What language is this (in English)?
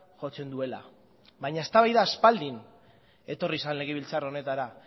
Basque